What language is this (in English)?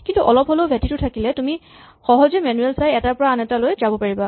Assamese